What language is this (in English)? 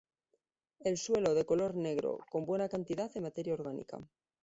Spanish